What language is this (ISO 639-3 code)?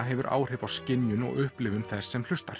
isl